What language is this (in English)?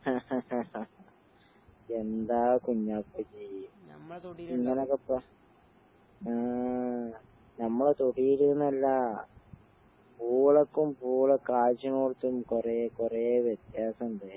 Malayalam